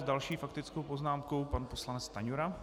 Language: Czech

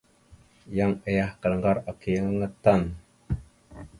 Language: Mada (Cameroon)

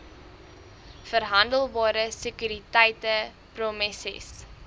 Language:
Afrikaans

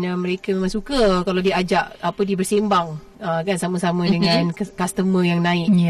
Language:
Malay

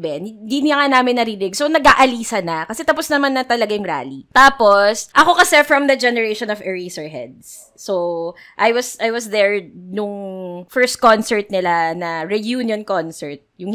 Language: Filipino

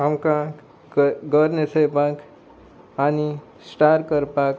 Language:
Konkani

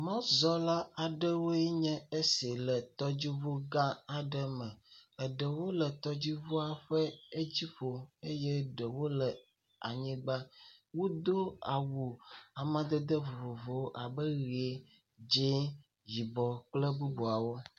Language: Ewe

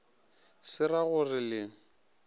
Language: Northern Sotho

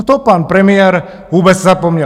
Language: Czech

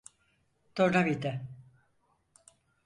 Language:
Turkish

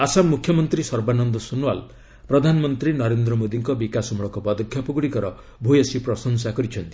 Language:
Odia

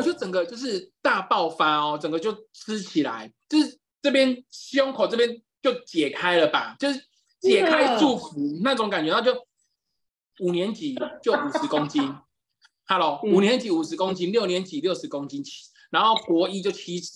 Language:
Chinese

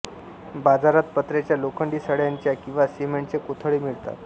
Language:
Marathi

